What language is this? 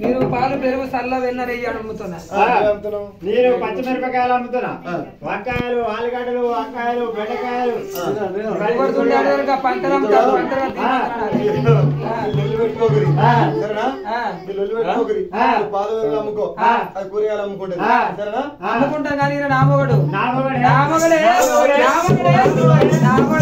Telugu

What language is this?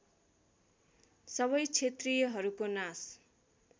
Nepali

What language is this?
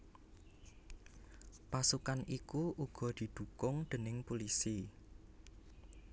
Javanese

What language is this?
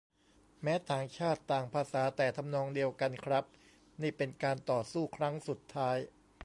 Thai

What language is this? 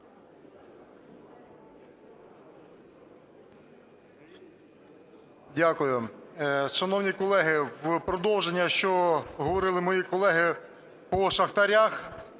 Ukrainian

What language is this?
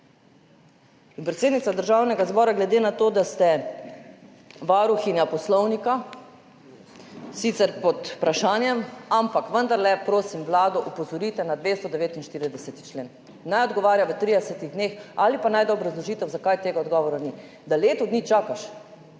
Slovenian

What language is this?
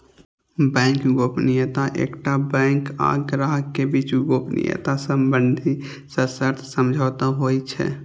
Maithili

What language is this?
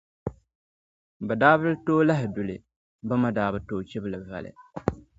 Dagbani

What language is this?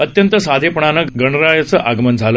Marathi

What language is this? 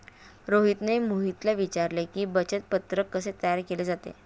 Marathi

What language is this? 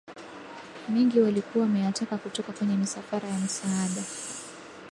Swahili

